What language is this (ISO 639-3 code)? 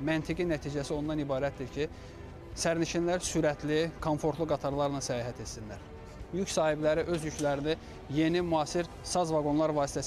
tur